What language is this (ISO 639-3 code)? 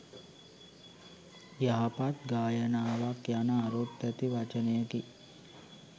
sin